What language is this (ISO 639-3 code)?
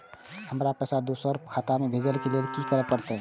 mai